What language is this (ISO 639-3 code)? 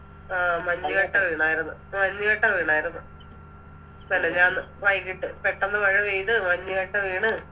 mal